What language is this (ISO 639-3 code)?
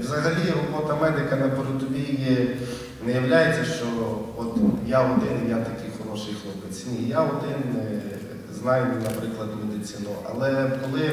ukr